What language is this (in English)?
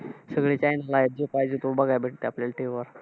Marathi